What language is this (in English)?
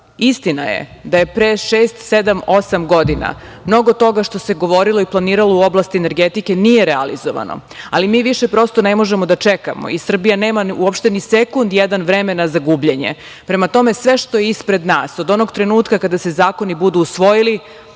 Serbian